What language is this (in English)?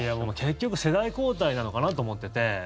Japanese